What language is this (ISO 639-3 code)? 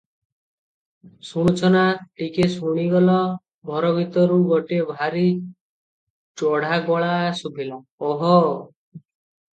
ori